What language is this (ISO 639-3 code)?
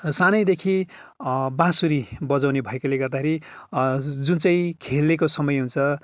nep